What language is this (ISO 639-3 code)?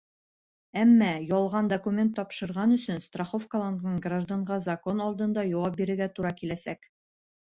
bak